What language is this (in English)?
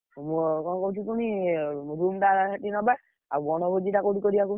Odia